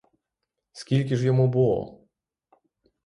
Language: Ukrainian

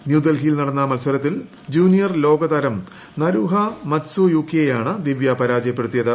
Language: Malayalam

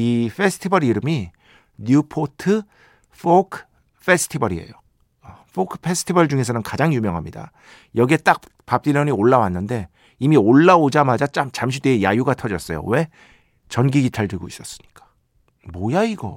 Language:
Korean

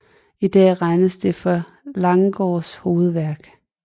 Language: Danish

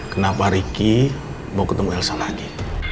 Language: Indonesian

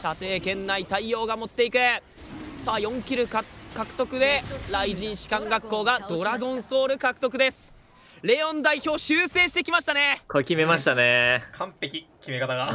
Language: Japanese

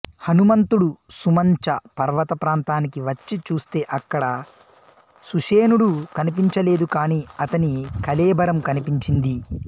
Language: Telugu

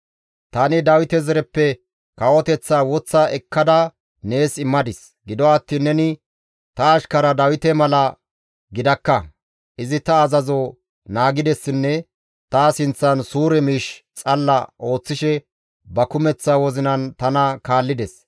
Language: Gamo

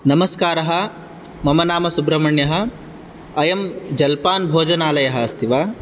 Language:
Sanskrit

